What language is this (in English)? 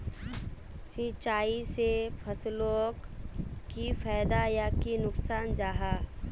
Magahi